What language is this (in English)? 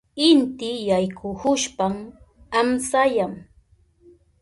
Southern Pastaza Quechua